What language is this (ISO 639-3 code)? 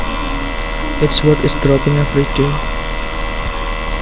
jav